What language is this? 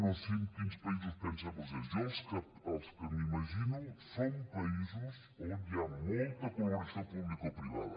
Catalan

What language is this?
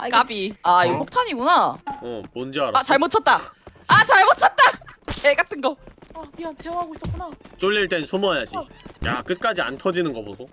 Korean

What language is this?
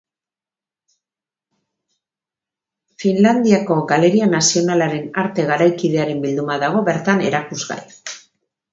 Basque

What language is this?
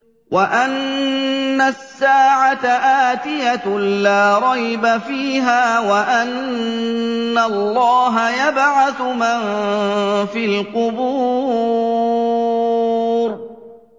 Arabic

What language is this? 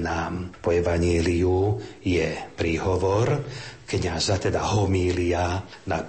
Slovak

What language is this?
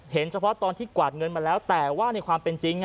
Thai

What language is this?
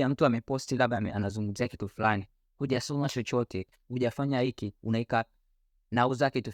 Swahili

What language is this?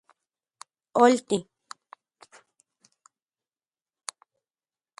Central Puebla Nahuatl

